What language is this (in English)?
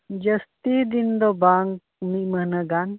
Santali